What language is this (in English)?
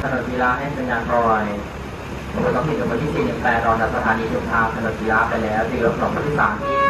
Thai